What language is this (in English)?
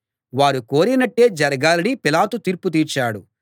Telugu